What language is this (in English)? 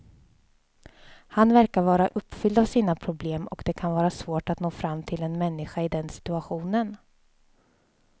Swedish